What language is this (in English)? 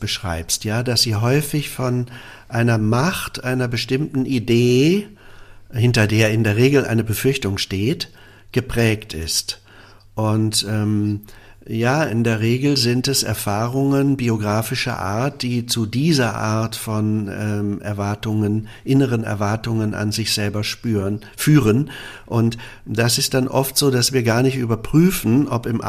German